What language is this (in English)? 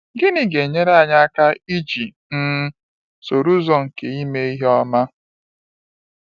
Igbo